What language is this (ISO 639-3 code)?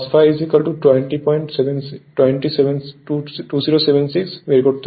ben